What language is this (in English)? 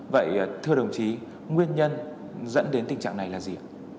Vietnamese